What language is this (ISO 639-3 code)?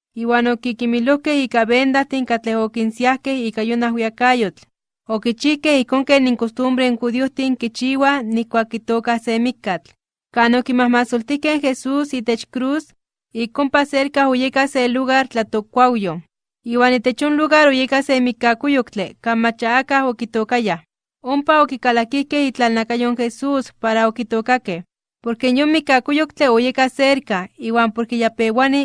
spa